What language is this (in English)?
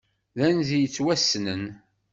Kabyle